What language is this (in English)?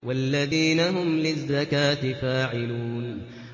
Arabic